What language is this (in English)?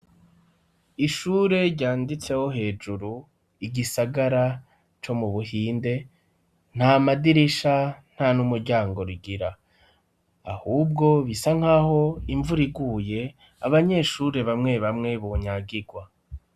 Rundi